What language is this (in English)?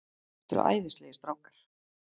Icelandic